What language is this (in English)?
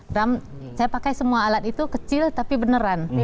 Indonesian